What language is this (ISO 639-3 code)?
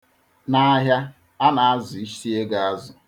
ibo